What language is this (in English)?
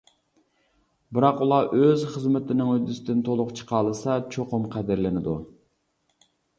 Uyghur